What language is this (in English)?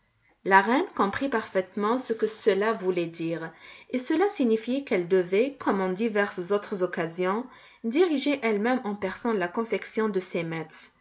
French